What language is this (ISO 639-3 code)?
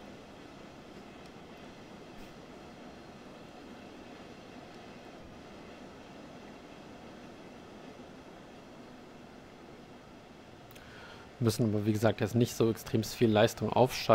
deu